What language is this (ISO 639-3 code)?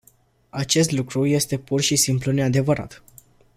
ron